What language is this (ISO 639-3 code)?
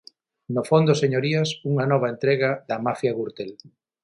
glg